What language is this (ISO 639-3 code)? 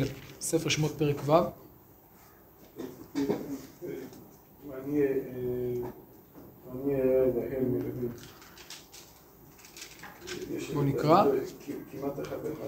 heb